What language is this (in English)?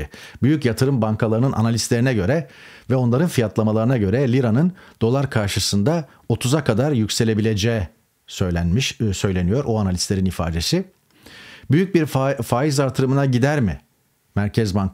Turkish